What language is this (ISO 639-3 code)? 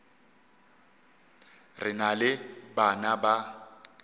nso